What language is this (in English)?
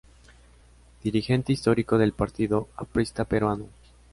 Spanish